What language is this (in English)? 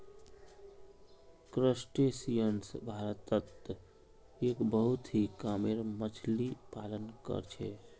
Magahi